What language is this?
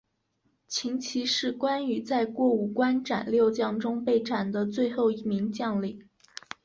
Chinese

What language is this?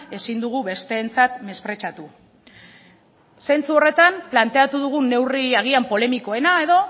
Basque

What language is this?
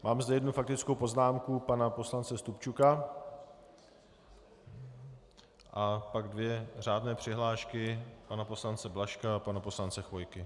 Czech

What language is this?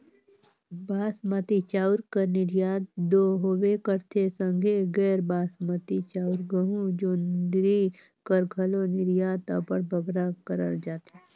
Chhattisgarhi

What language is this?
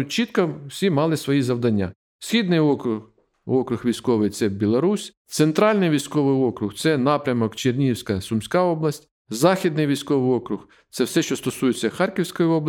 Ukrainian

